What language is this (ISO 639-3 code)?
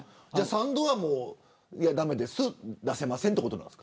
jpn